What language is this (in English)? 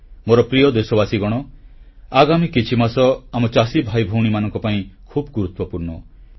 Odia